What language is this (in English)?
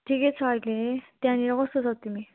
Nepali